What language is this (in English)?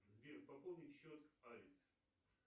Russian